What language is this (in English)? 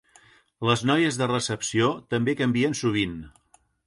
Catalan